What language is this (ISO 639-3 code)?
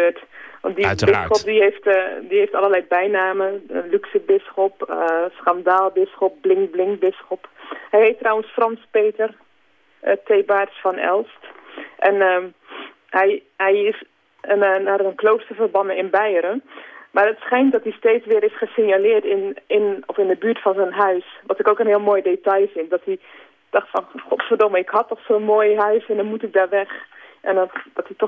nld